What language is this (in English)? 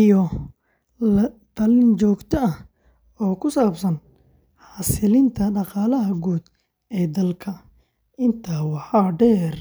Somali